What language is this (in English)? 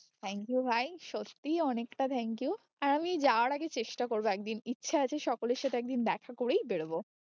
Bangla